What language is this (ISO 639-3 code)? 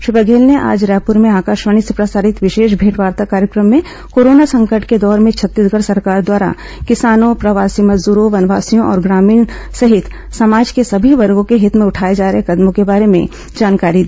hin